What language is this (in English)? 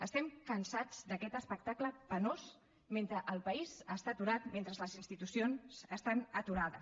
Catalan